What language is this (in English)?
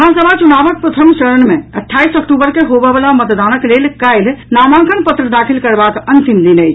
Maithili